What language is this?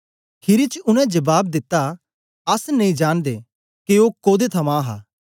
Dogri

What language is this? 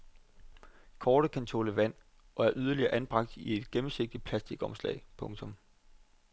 Danish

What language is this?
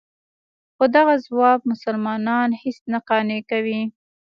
Pashto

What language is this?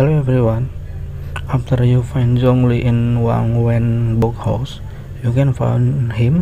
Indonesian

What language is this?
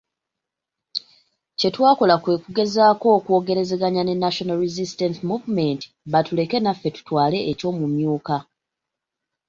Ganda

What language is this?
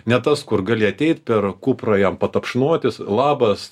Lithuanian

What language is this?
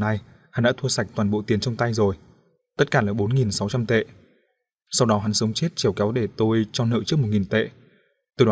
Vietnamese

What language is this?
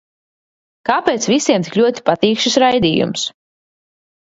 Latvian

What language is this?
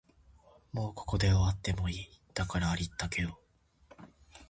Japanese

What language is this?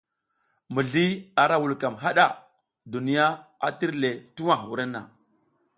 South Giziga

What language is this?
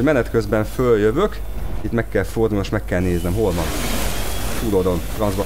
Hungarian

